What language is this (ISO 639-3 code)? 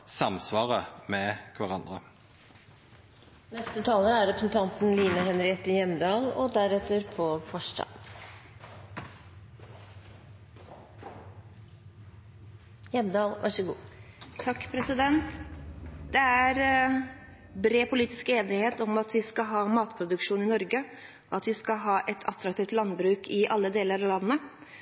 nor